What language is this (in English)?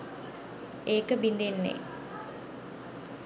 Sinhala